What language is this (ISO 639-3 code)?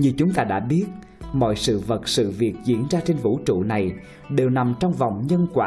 vie